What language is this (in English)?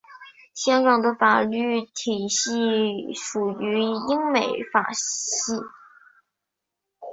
Chinese